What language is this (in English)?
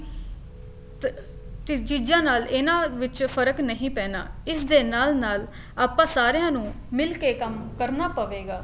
Punjabi